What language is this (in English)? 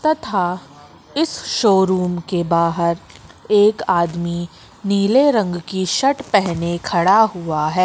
Hindi